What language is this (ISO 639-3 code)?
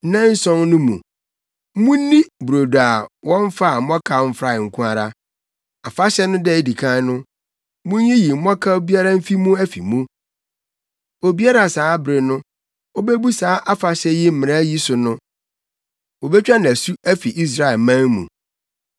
aka